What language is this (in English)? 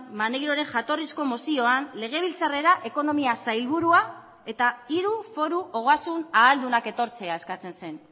Basque